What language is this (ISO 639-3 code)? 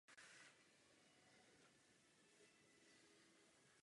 ces